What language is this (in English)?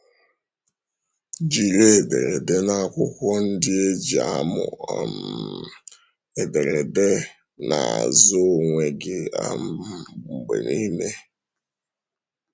Igbo